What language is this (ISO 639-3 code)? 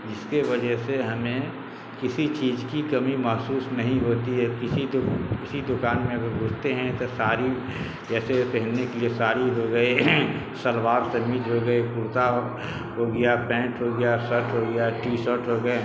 urd